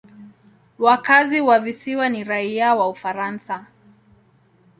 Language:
Swahili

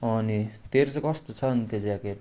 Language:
Nepali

